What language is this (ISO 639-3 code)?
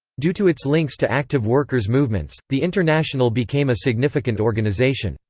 eng